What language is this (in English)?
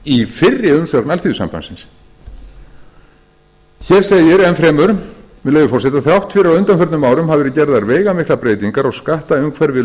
Icelandic